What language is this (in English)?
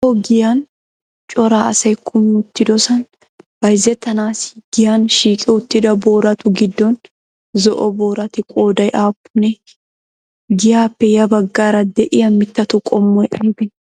Wolaytta